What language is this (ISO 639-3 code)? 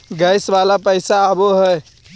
mag